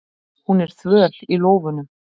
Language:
Icelandic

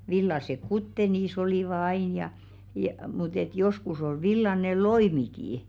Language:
Finnish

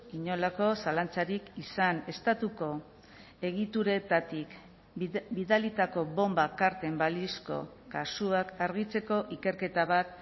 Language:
Basque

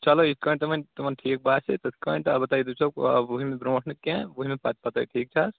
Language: Kashmiri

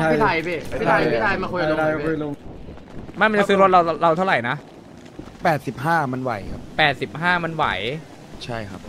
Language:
Thai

